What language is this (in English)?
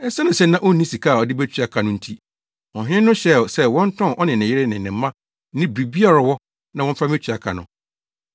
Akan